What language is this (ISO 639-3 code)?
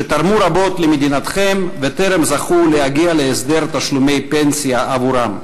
heb